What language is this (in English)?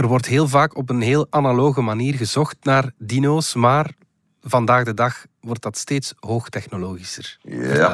Dutch